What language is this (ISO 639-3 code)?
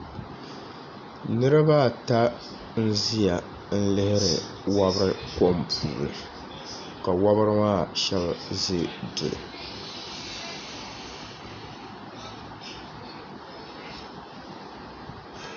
dag